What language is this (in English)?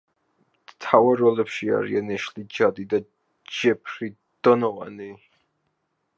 Georgian